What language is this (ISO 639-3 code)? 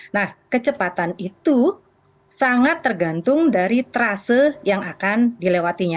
ind